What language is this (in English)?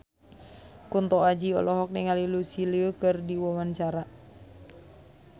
Sundanese